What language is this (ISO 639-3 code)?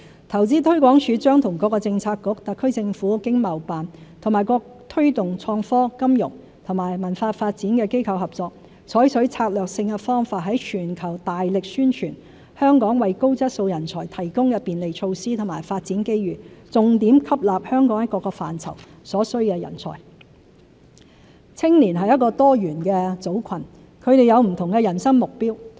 yue